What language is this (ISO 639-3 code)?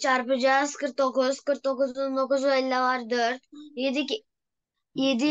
tur